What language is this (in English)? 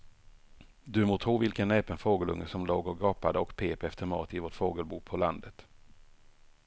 Swedish